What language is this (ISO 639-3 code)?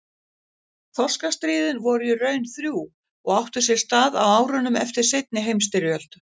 isl